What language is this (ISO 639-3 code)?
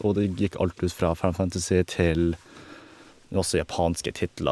nor